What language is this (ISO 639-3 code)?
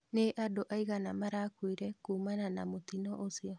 kik